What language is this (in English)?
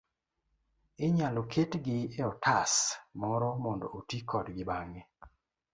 Luo (Kenya and Tanzania)